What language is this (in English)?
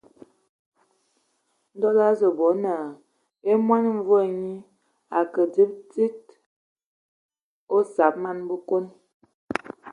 Ewondo